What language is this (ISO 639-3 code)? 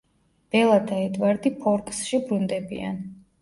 kat